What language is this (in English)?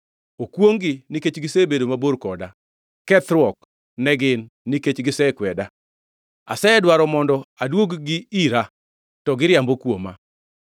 Luo (Kenya and Tanzania)